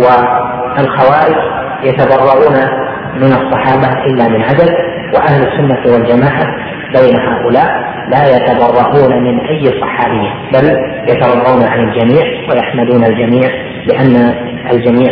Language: Arabic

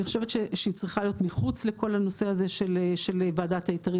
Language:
Hebrew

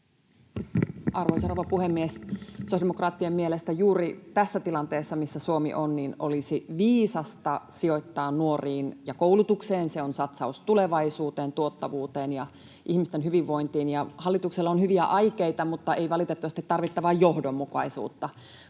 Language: Finnish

